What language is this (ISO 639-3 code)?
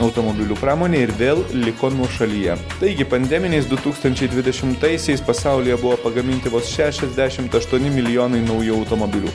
lit